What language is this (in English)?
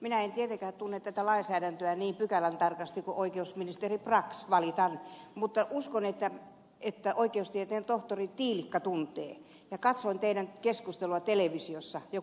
Finnish